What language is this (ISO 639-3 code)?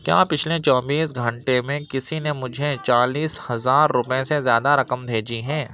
urd